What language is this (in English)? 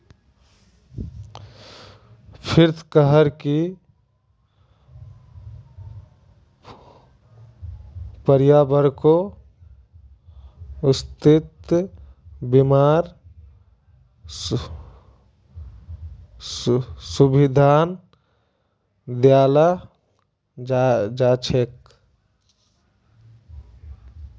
Magahi